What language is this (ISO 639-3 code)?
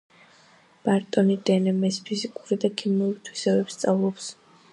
kat